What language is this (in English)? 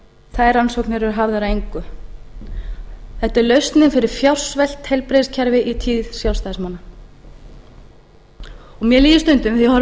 Icelandic